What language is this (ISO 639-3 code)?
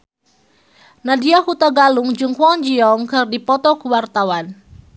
sun